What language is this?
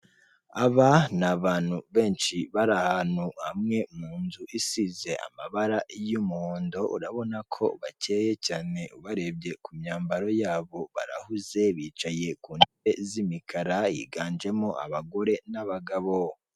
Kinyarwanda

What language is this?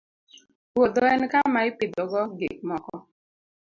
Luo (Kenya and Tanzania)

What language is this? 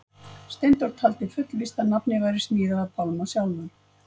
Icelandic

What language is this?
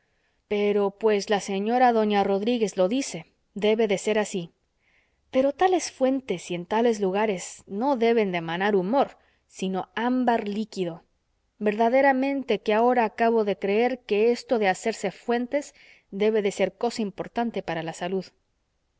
Spanish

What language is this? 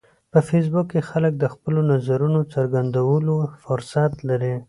Pashto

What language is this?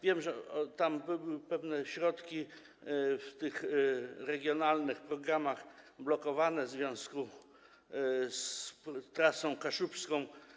Polish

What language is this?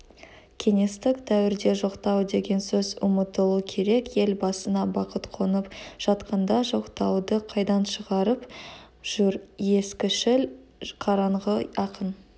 Kazakh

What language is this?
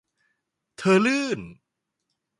Thai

